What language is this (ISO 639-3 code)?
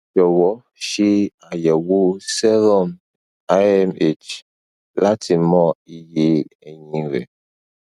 yor